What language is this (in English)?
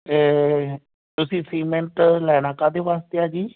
Punjabi